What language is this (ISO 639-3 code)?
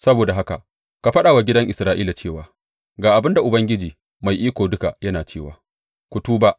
hau